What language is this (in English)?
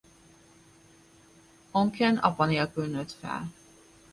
Hungarian